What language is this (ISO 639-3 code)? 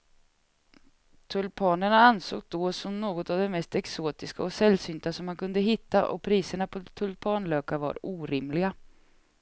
swe